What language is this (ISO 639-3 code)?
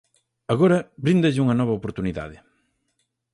glg